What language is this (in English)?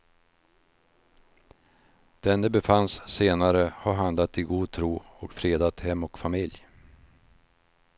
Swedish